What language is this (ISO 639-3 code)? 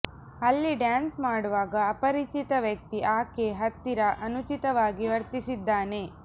kan